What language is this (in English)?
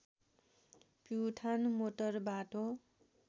Nepali